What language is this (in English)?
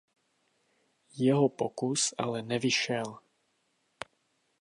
Czech